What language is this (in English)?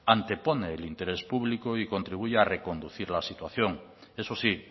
Spanish